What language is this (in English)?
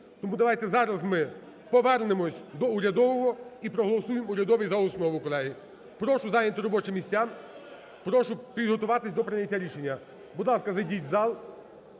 Ukrainian